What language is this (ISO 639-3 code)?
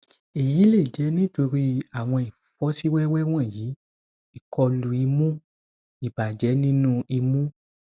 yor